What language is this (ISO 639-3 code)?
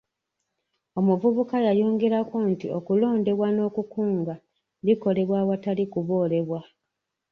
lug